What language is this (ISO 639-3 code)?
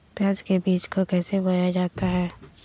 mag